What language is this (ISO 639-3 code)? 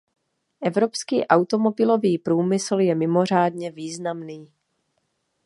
ces